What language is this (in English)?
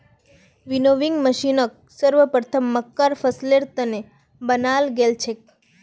Magahi